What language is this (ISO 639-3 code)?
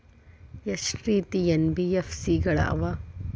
kan